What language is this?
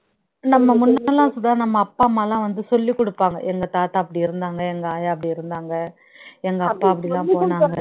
Tamil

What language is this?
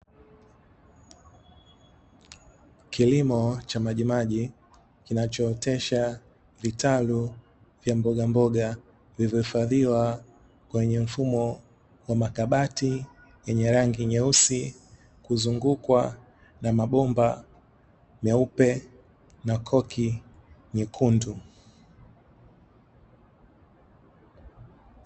Swahili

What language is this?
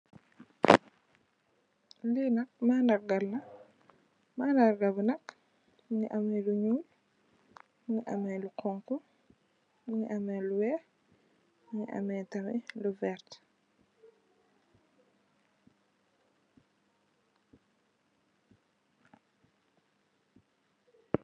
Wolof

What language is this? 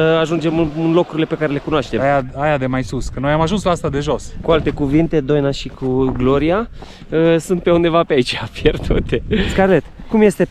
Romanian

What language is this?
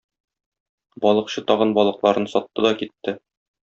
Tatar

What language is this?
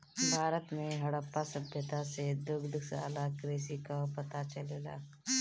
Bhojpuri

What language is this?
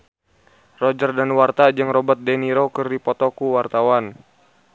Sundanese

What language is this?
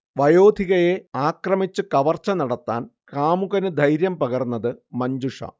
Malayalam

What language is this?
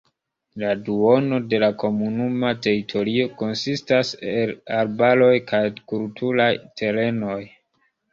Esperanto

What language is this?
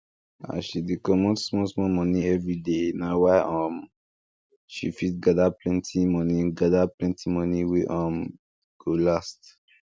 Nigerian Pidgin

